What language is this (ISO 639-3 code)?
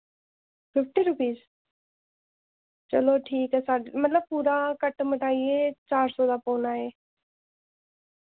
doi